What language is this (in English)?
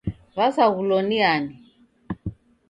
Taita